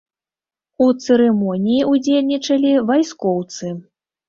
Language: Belarusian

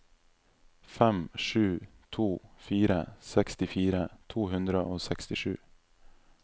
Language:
Norwegian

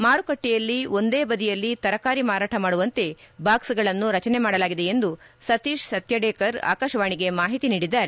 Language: Kannada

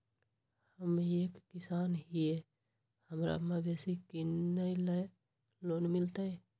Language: Magahi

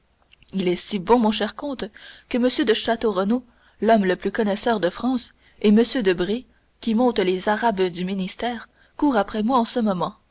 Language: French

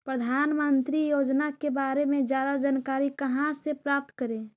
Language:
Magahi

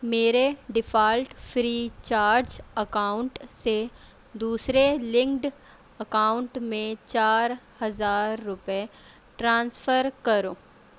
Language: Urdu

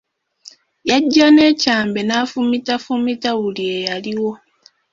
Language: Ganda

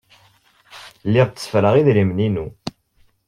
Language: Kabyle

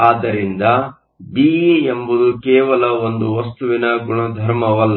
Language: Kannada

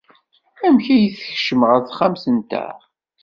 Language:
Kabyle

